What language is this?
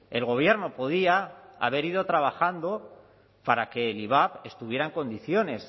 Spanish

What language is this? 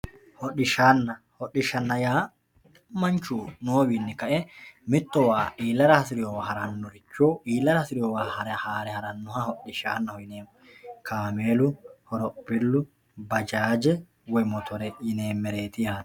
Sidamo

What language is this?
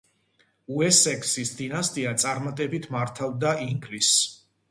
Georgian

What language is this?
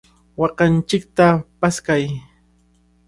Cajatambo North Lima Quechua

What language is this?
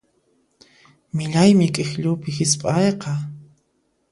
Puno Quechua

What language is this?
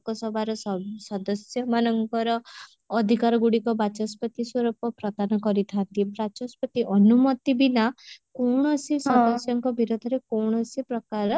Odia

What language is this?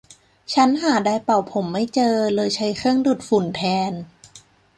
Thai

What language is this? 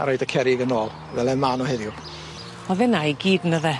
Welsh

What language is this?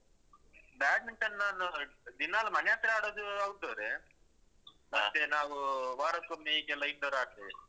Kannada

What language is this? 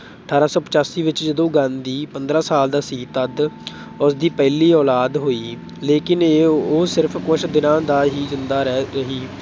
Punjabi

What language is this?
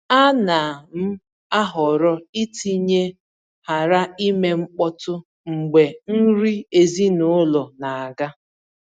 Igbo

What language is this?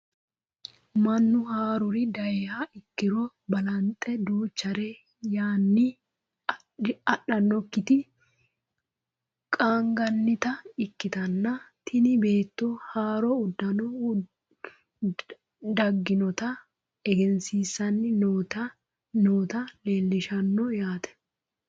Sidamo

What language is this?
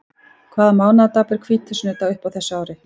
Icelandic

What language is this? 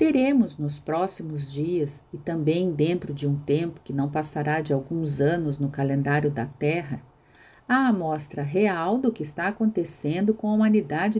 Portuguese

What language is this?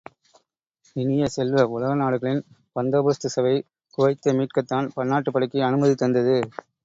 Tamil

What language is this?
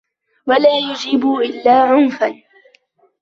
Arabic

